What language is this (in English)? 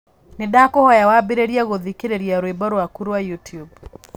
Kikuyu